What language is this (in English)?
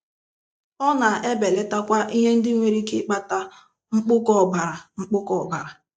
Igbo